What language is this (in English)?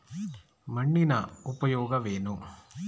Kannada